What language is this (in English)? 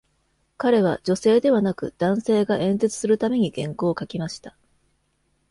Japanese